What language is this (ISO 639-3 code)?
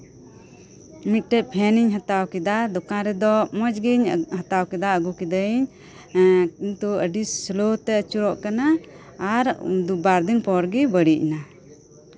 sat